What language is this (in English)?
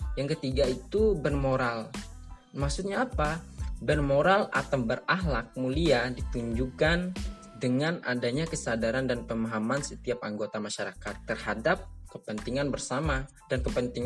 Indonesian